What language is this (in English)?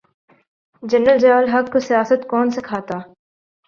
Urdu